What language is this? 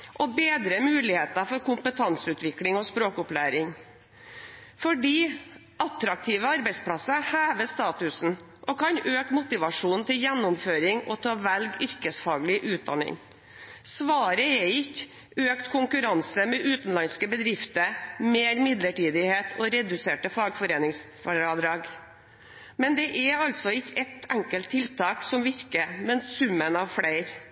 Norwegian Bokmål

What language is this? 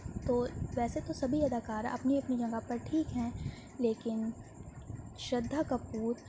Urdu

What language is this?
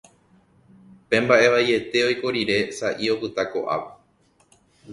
Guarani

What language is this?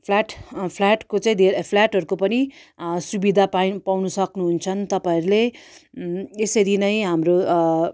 Nepali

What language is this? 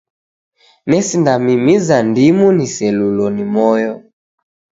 Taita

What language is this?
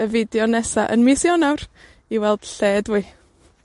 Welsh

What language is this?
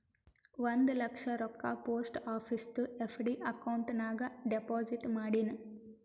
Kannada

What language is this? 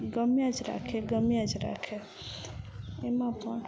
Gujarati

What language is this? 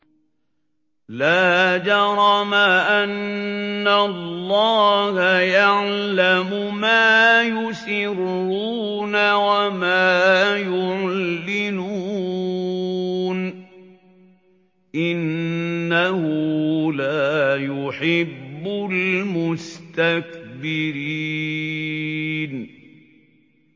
Arabic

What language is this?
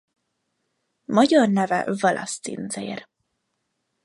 Hungarian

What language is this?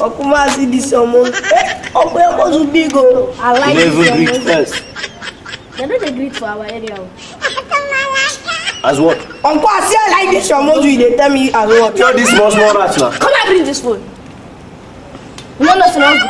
English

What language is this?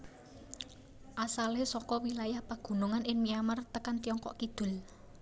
Javanese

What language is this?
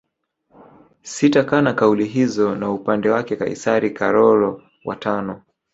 Swahili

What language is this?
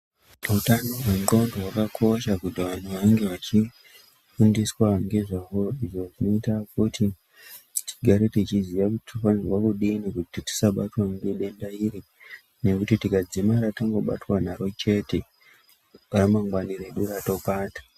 Ndau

